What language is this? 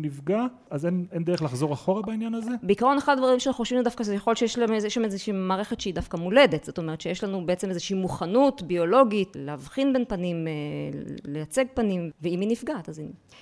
Hebrew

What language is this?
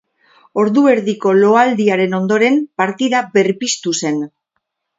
Basque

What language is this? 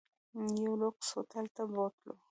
Pashto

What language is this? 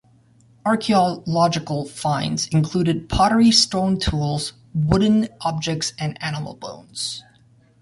English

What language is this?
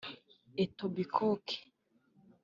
Kinyarwanda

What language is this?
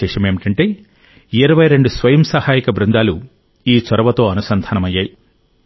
Telugu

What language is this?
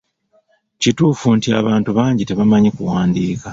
Ganda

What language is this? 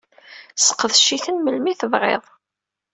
Kabyle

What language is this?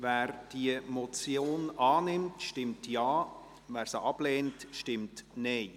Swiss German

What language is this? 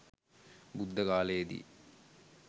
Sinhala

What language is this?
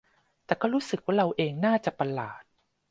Thai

